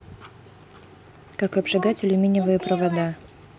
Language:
Russian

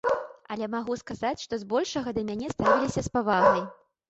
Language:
Belarusian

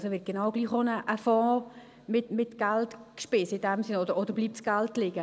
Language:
Swiss German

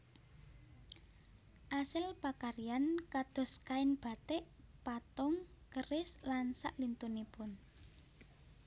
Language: Javanese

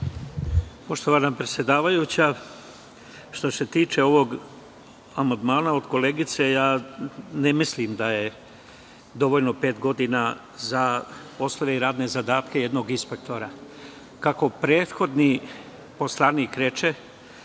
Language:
Serbian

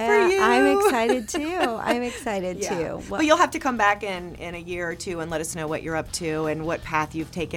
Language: English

